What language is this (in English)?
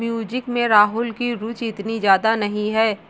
Hindi